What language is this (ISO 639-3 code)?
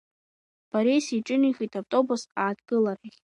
abk